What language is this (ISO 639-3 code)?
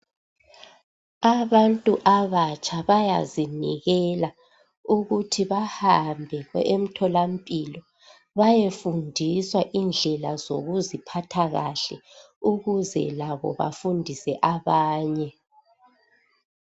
nde